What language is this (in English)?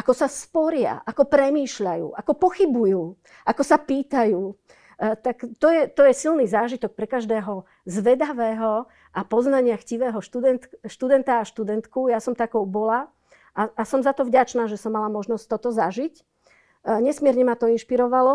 Slovak